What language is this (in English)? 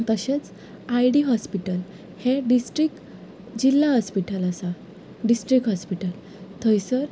Konkani